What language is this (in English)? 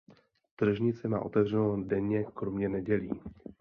Czech